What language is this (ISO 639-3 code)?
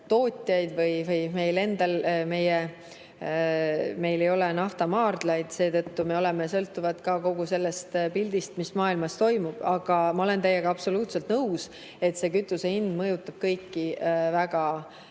est